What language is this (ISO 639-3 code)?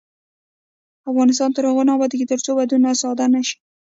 pus